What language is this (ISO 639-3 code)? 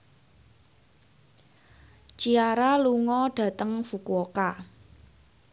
jav